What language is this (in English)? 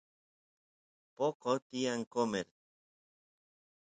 Santiago del Estero Quichua